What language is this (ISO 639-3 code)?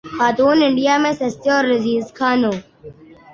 urd